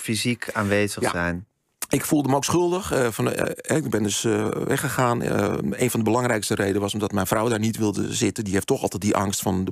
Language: Dutch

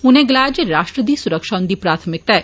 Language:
Dogri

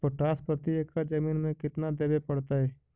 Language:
Magahi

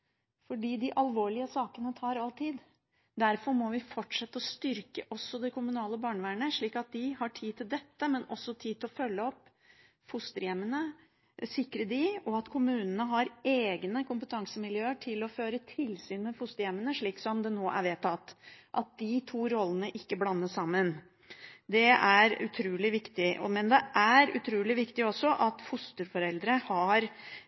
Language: Norwegian Bokmål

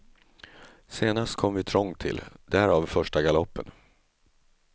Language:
Swedish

